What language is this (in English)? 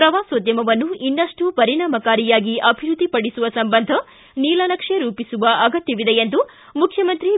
Kannada